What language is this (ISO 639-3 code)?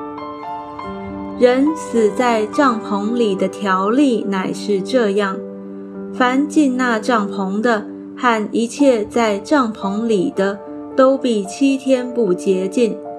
zho